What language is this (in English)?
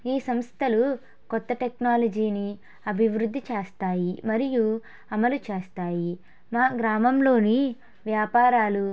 Telugu